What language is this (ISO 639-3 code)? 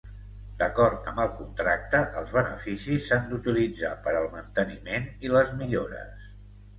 cat